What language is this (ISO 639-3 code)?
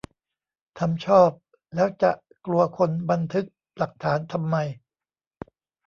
tha